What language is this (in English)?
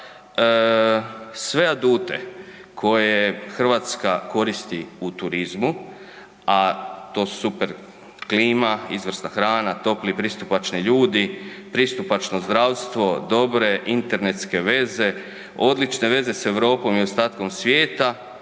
Croatian